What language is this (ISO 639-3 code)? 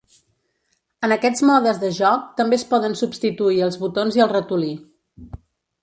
cat